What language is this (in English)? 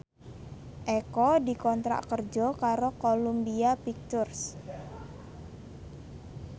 Javanese